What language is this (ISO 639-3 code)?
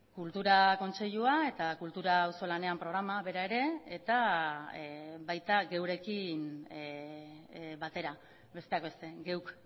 eus